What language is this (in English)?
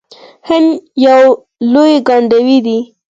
Pashto